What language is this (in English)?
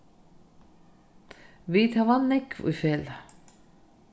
Faroese